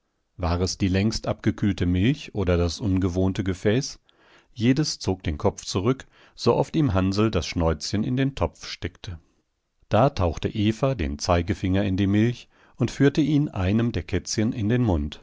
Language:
German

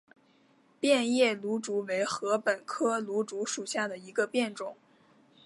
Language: Chinese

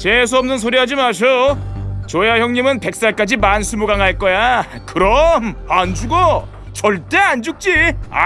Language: Korean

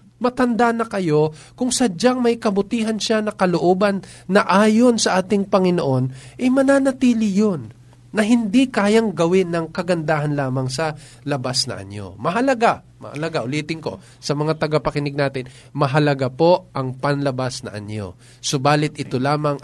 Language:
Filipino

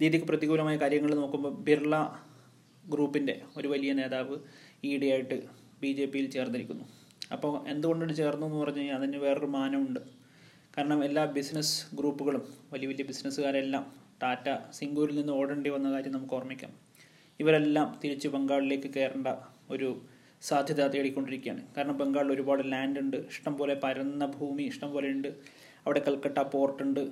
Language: Malayalam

